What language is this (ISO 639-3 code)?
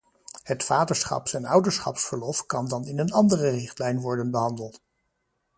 nld